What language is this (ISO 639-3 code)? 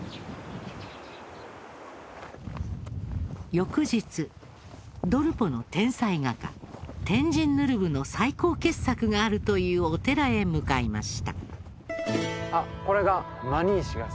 jpn